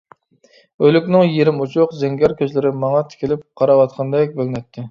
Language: Uyghur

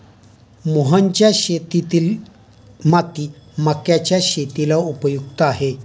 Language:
Marathi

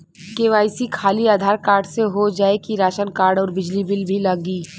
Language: Bhojpuri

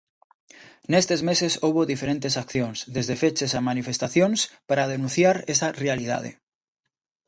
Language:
Galician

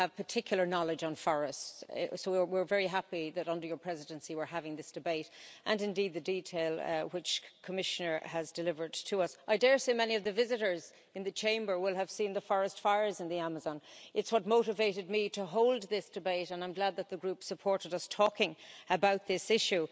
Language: English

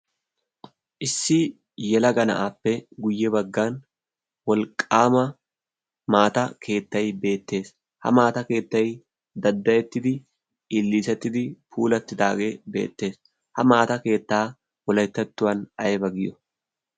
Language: Wolaytta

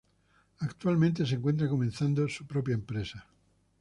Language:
Spanish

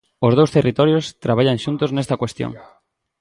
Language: Galician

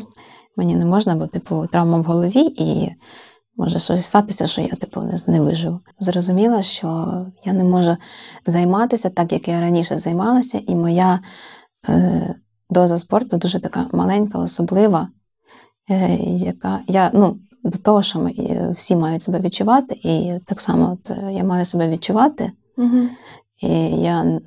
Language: Ukrainian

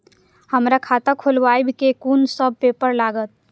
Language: Maithili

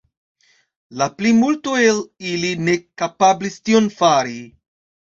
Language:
Esperanto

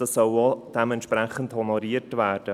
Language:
Swiss German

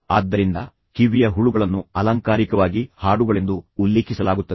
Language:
Kannada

